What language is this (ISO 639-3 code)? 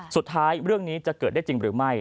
tha